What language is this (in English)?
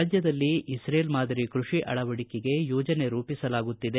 Kannada